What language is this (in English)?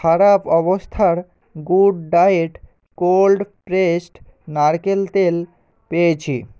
Bangla